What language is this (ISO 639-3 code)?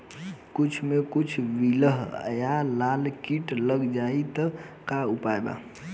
bho